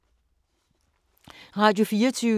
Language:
Danish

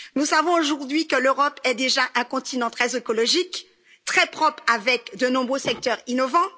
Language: French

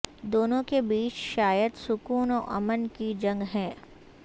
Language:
Urdu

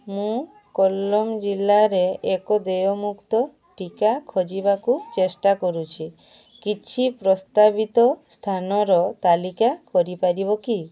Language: Odia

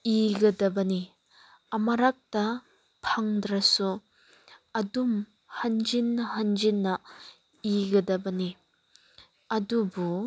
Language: Manipuri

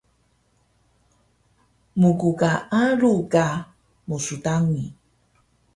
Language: Taroko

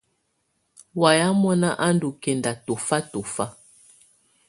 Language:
Tunen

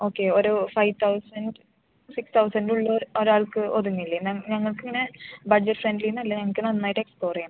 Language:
Malayalam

